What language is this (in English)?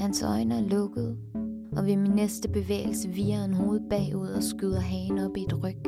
Danish